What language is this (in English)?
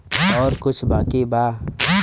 Bhojpuri